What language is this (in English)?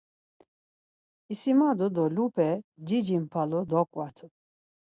Laz